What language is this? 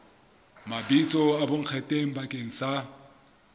Southern Sotho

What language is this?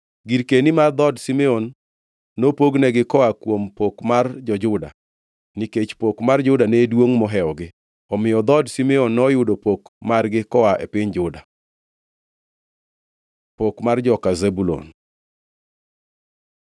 Luo (Kenya and Tanzania)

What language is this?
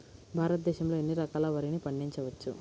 Telugu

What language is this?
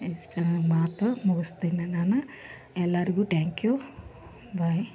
Kannada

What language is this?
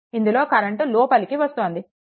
Telugu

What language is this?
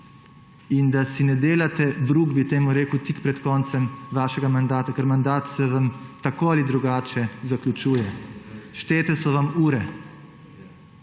Slovenian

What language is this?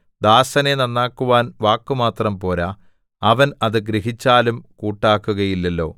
Malayalam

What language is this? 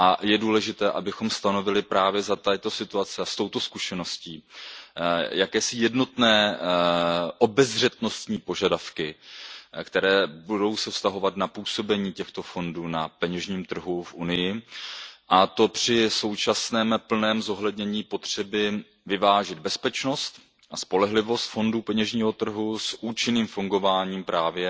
Czech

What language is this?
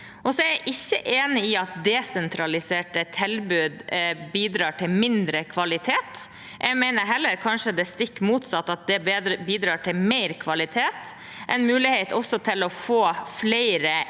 Norwegian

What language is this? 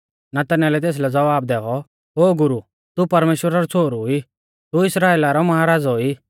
Mahasu Pahari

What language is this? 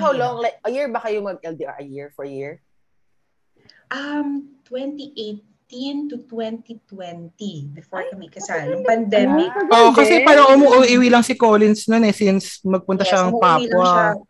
Filipino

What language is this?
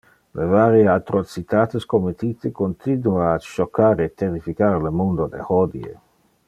Interlingua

